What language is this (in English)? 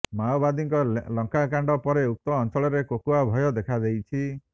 Odia